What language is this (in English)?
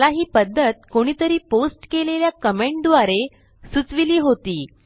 Marathi